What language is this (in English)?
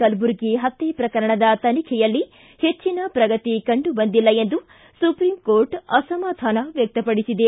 Kannada